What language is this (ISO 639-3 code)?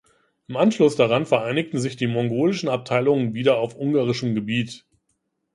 deu